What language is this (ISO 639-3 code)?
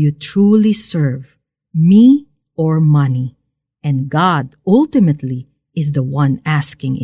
fil